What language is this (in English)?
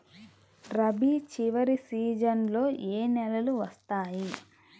Telugu